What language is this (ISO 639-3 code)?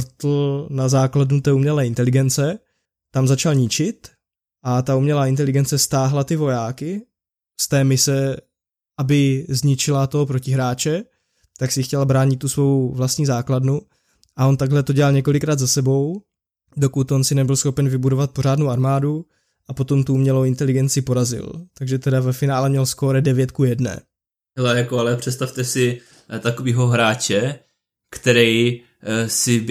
ces